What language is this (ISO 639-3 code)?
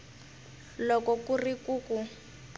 tso